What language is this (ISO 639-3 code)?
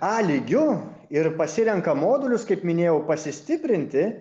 lit